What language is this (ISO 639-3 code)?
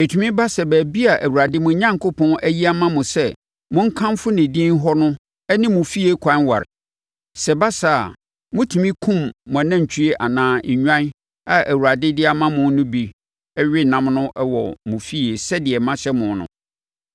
aka